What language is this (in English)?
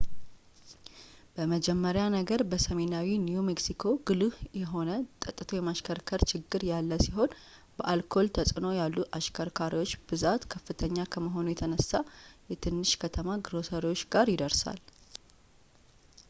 Amharic